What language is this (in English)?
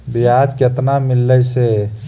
Magahi